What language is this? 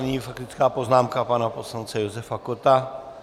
Czech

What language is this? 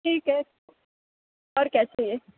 Urdu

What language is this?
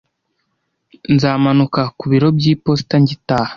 Kinyarwanda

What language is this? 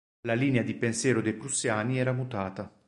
Italian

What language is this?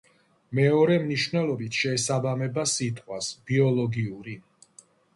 Georgian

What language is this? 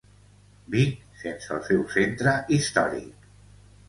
Catalan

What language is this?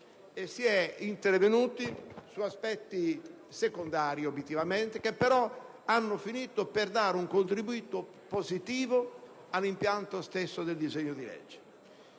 Italian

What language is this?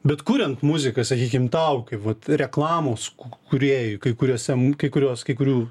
Lithuanian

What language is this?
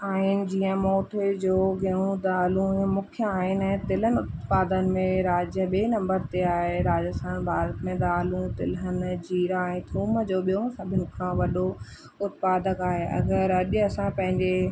Sindhi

